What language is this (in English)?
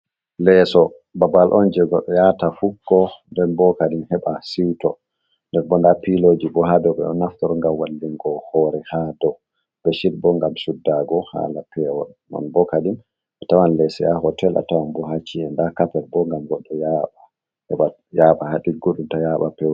Fula